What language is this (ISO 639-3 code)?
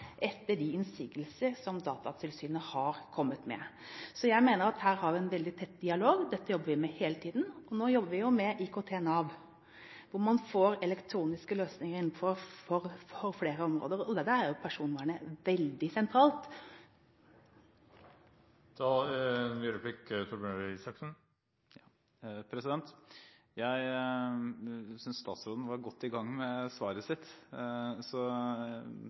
nor